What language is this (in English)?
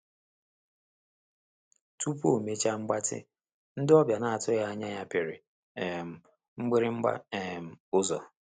Igbo